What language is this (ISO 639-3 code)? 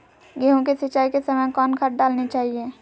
mag